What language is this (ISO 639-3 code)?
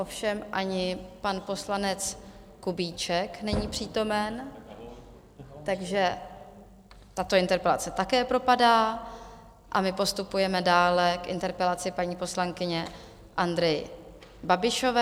ces